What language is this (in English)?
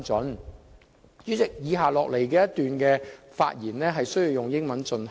Cantonese